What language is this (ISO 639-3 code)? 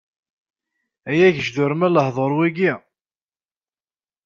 kab